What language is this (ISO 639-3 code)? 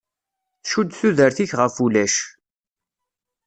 kab